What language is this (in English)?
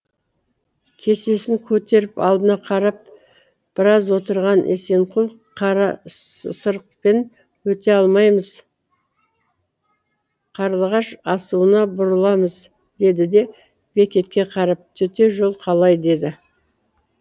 Kazakh